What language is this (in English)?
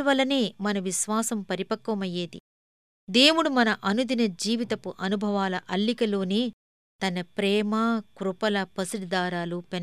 Telugu